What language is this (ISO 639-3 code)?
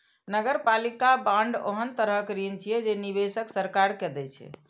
mai